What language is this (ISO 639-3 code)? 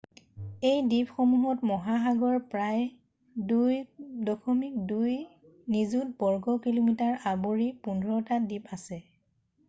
asm